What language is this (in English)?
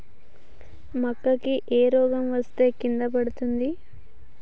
Telugu